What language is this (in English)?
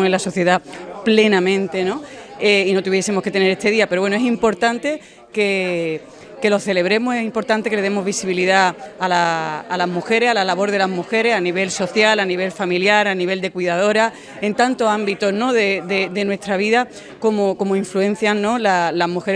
Spanish